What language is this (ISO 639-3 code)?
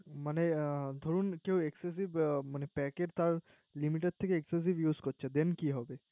ben